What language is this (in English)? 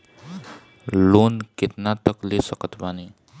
Bhojpuri